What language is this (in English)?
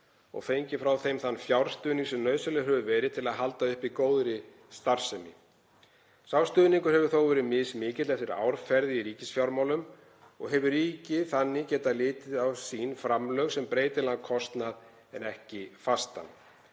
Icelandic